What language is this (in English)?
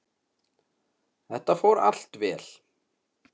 Icelandic